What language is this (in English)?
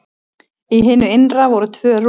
Icelandic